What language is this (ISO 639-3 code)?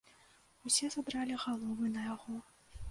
bel